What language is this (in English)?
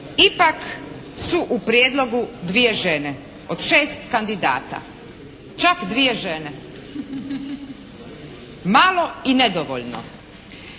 Croatian